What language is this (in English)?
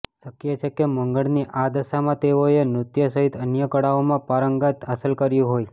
Gujarati